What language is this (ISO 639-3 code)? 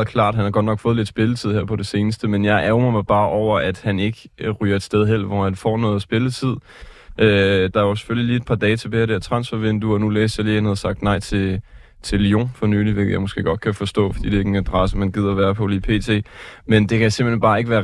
dan